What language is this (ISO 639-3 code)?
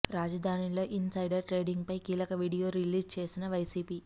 tel